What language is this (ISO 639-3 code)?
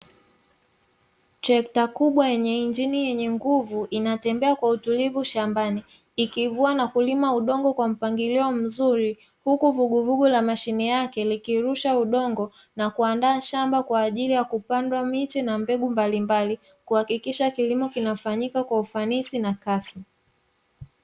swa